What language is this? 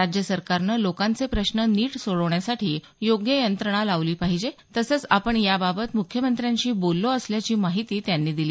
Marathi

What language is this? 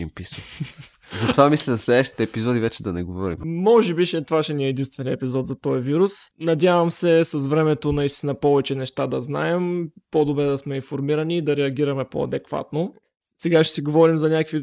Bulgarian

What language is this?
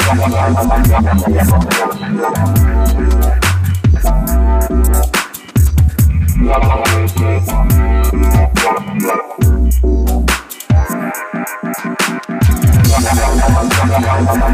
English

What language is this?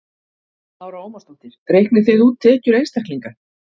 Icelandic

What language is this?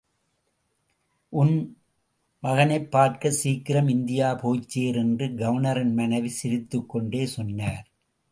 Tamil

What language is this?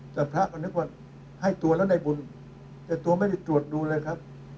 Thai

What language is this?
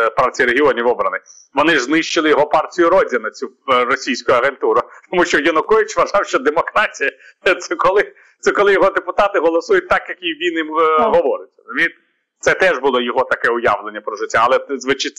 Ukrainian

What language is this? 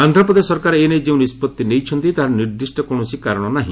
Odia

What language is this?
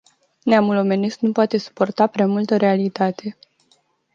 Romanian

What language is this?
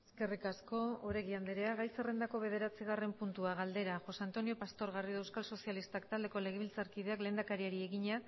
Basque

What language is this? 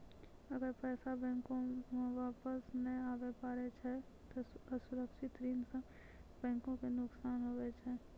Maithili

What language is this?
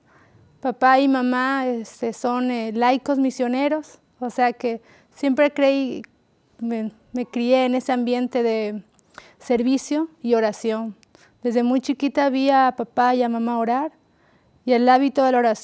Spanish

